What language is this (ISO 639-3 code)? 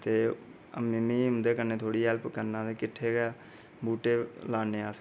doi